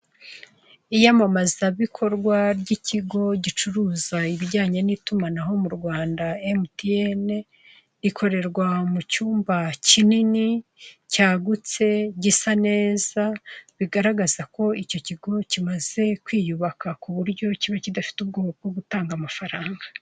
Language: Kinyarwanda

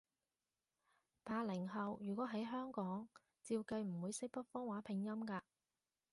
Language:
Cantonese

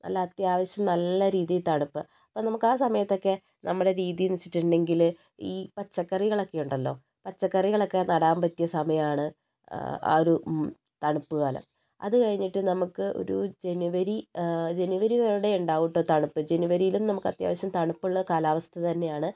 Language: Malayalam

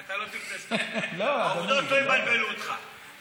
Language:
Hebrew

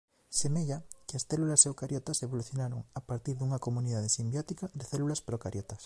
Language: Galician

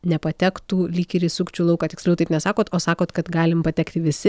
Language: Lithuanian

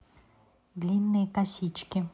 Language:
Russian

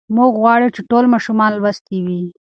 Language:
Pashto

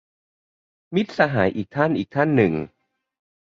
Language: Thai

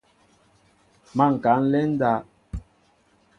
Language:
Mbo (Cameroon)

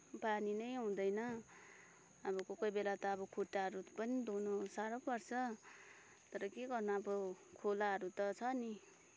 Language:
Nepali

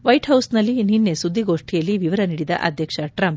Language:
Kannada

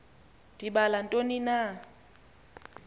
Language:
Xhosa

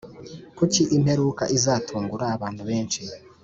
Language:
Kinyarwanda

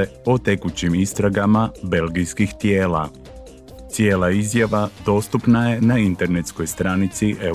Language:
Croatian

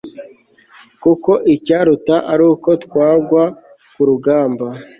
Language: Kinyarwanda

